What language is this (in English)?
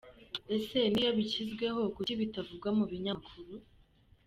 Kinyarwanda